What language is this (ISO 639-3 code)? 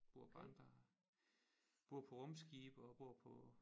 dan